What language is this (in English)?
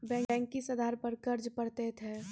Maithili